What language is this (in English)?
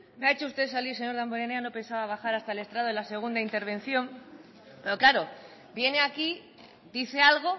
Spanish